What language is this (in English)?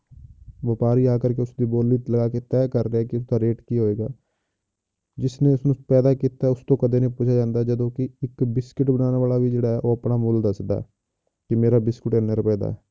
Punjabi